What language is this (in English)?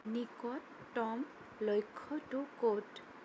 Assamese